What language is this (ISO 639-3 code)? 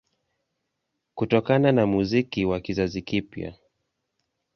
swa